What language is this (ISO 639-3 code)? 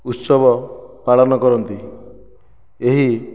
ori